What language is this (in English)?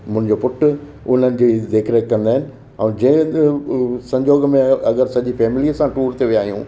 Sindhi